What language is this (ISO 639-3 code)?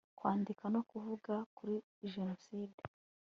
kin